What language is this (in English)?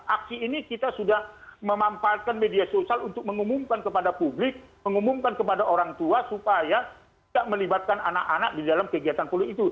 Indonesian